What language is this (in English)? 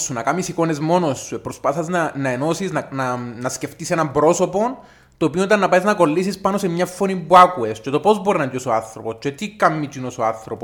Greek